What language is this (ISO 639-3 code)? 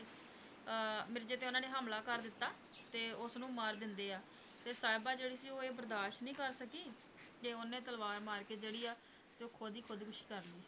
pan